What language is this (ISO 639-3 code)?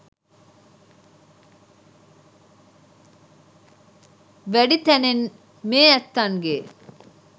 sin